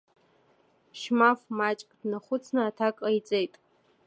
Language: Abkhazian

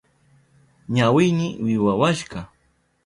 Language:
Southern Pastaza Quechua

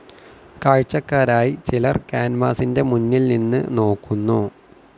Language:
Malayalam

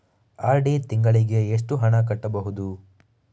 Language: Kannada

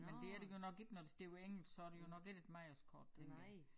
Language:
Danish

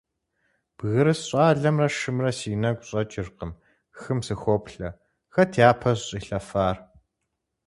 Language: Kabardian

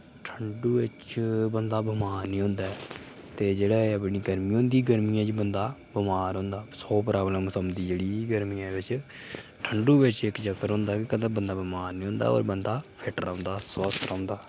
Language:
Dogri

